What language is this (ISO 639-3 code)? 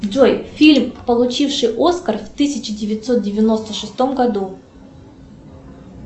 rus